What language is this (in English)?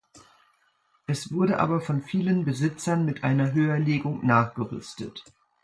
German